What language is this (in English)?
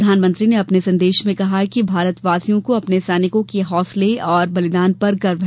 Hindi